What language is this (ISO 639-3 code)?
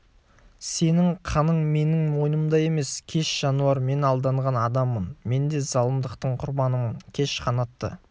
kaz